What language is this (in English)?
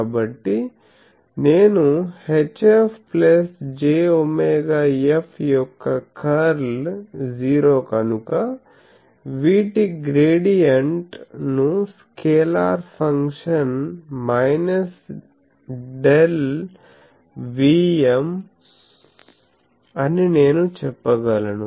Telugu